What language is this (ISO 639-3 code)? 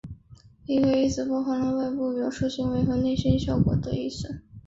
zho